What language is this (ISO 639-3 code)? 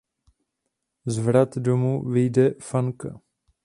ces